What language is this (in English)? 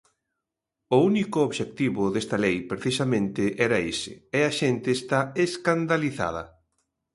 Galician